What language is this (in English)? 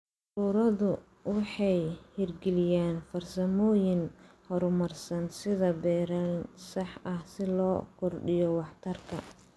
Somali